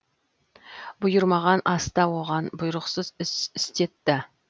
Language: Kazakh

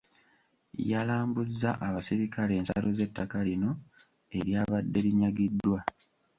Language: Ganda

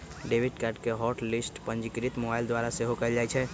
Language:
Magahi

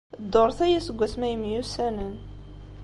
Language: Kabyle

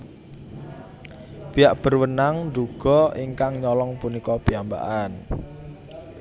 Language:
Javanese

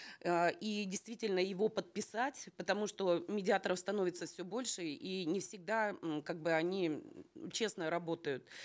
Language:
Kazakh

